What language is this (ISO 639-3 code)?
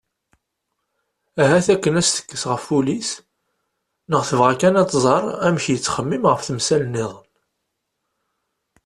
kab